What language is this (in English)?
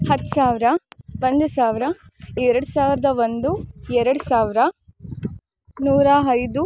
Kannada